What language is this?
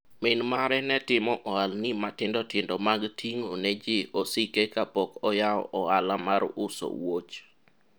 Luo (Kenya and Tanzania)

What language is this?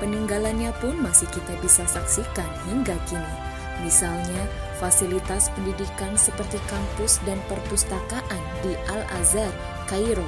Indonesian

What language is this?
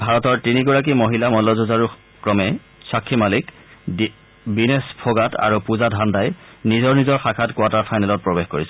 Assamese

